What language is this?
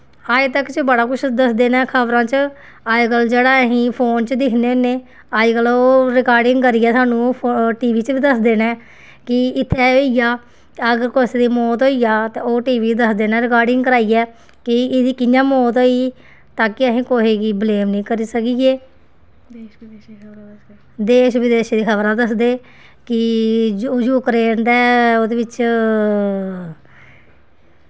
Dogri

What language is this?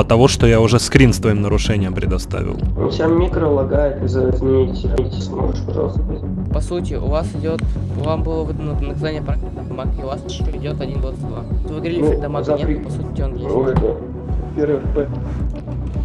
Russian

